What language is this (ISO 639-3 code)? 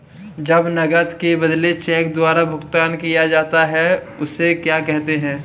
hin